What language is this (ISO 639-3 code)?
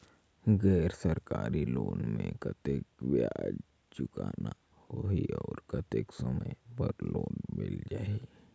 hne